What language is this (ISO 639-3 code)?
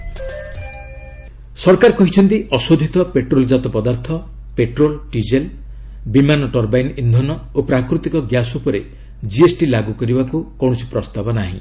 ori